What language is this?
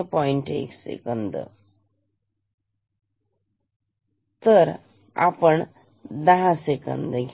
Marathi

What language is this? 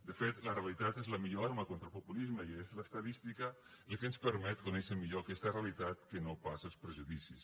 Catalan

